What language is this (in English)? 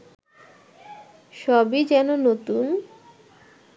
Bangla